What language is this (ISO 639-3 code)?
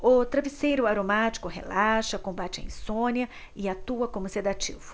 por